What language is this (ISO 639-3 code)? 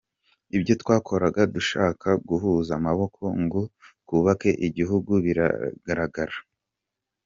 kin